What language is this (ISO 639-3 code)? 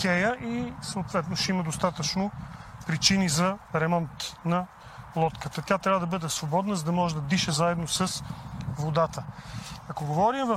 bul